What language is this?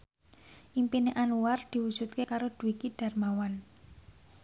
Javanese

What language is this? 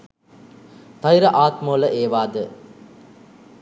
Sinhala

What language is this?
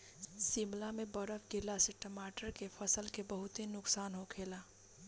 Bhojpuri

